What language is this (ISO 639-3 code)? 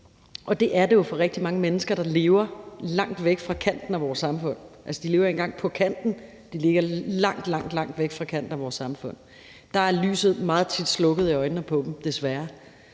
dan